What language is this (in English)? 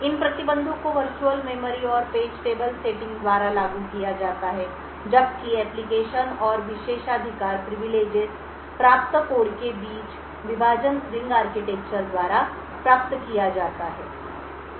Hindi